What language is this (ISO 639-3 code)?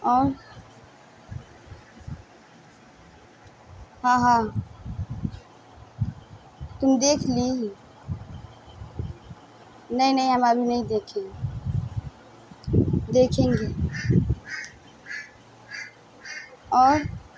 urd